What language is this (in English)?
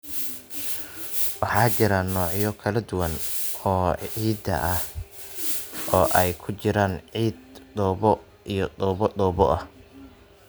Somali